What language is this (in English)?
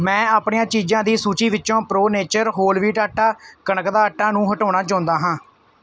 Punjabi